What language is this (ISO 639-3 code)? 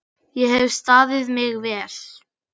isl